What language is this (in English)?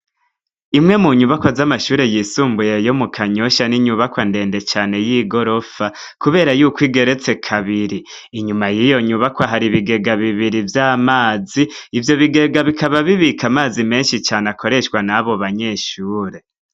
Rundi